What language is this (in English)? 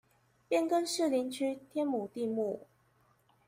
Chinese